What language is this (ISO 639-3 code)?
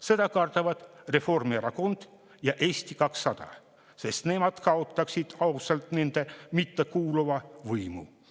est